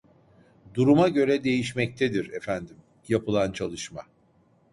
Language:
Turkish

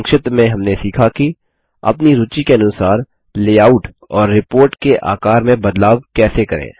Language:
Hindi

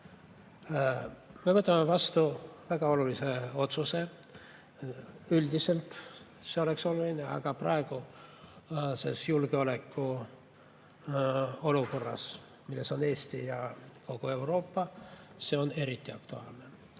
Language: Estonian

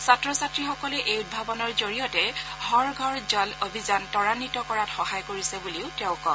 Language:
Assamese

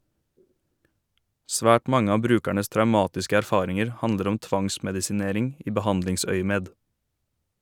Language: Norwegian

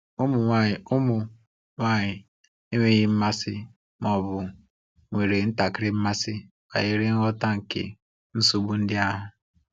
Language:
Igbo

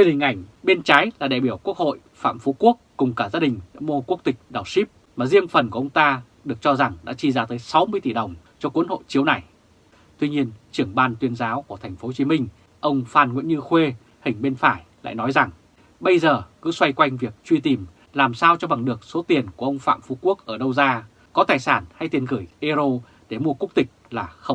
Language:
Vietnamese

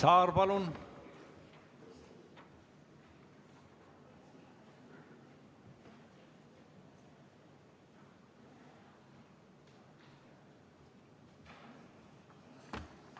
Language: Estonian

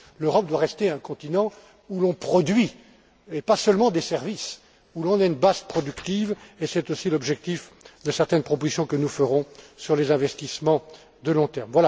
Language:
French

